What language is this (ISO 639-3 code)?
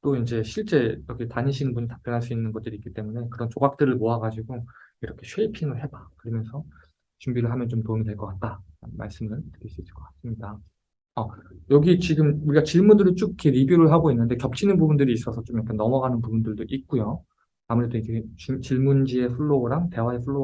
kor